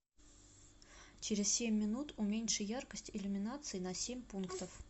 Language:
Russian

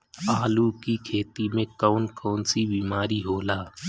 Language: Bhojpuri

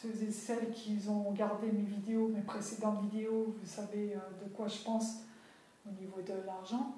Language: French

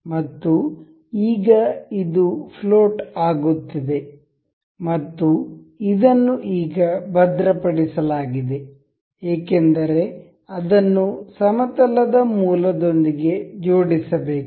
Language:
Kannada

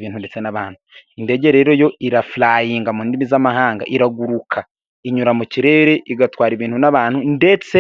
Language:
Kinyarwanda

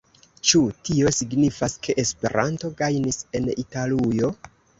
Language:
Esperanto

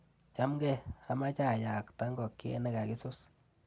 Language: Kalenjin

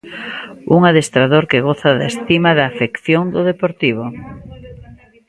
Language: Galician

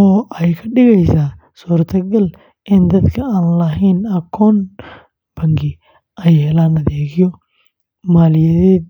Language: Somali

